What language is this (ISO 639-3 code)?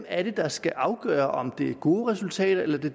dan